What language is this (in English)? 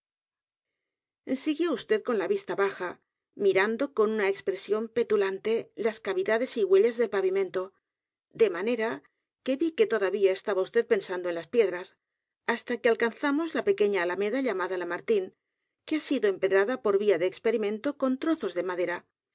Spanish